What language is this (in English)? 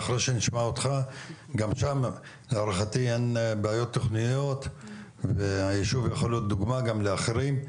Hebrew